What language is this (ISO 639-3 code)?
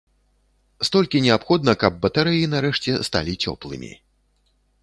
bel